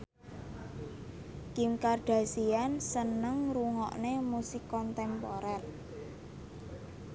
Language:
Javanese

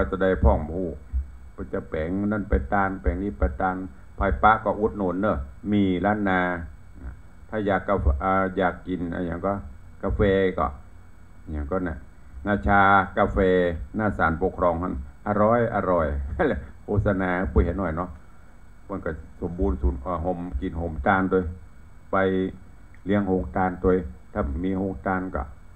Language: Thai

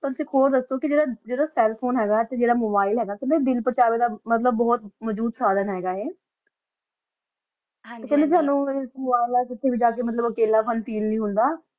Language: Punjabi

